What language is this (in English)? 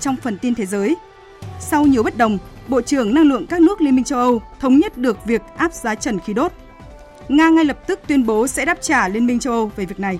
Vietnamese